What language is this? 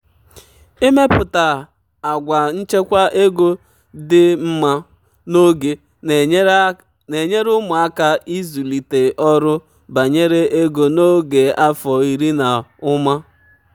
Igbo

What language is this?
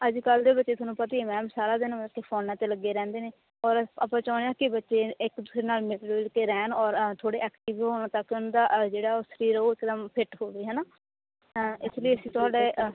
Punjabi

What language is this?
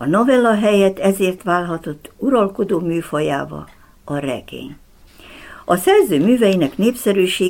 Hungarian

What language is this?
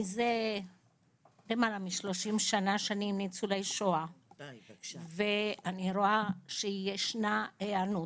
Hebrew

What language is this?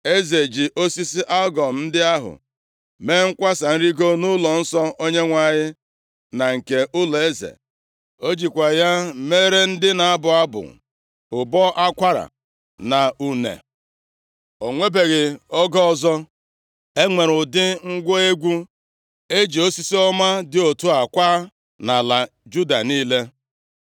Igbo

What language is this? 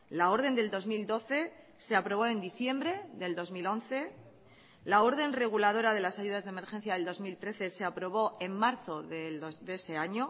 Spanish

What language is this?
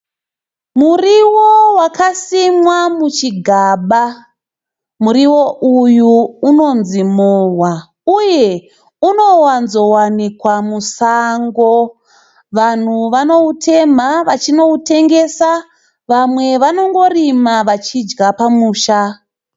Shona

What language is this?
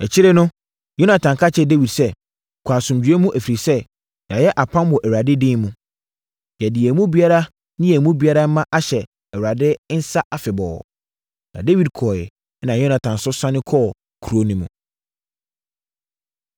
Akan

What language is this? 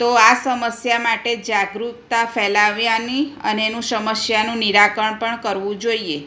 Gujarati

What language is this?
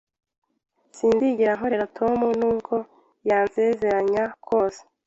Kinyarwanda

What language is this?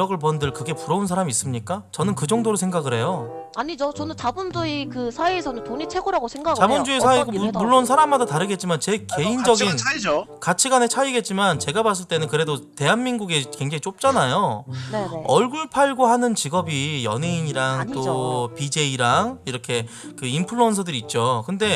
Korean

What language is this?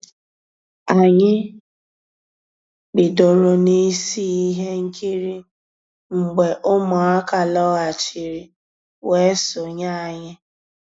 Igbo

